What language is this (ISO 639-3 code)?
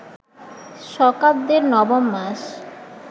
ben